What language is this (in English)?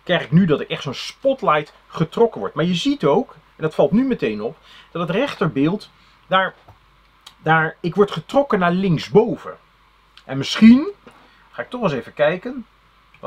Dutch